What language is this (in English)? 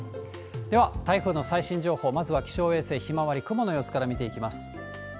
Japanese